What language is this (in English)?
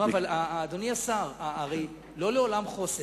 Hebrew